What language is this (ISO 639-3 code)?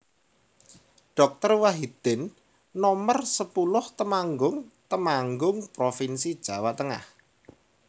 jav